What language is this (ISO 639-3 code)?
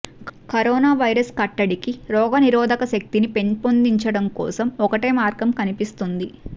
tel